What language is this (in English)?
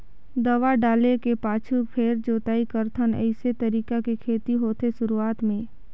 Chhattisgarhi